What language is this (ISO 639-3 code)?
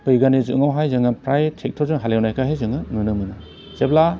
brx